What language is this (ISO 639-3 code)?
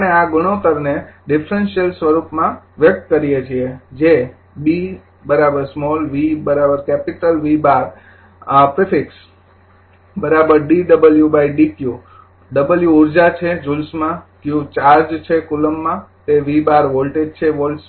guj